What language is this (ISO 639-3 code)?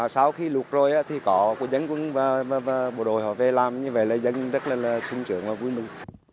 vie